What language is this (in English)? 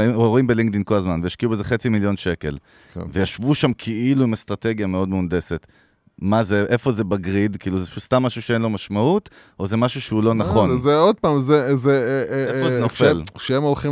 Hebrew